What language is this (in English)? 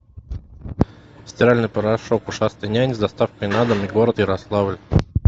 Russian